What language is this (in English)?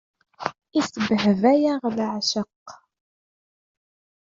Kabyle